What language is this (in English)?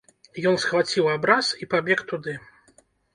Belarusian